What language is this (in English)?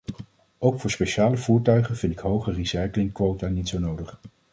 Dutch